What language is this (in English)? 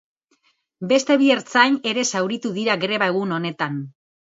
Basque